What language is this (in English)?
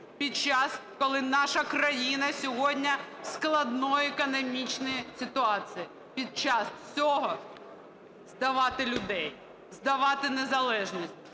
Ukrainian